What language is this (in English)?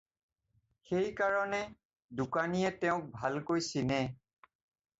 Assamese